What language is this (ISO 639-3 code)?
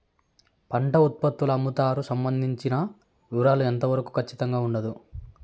tel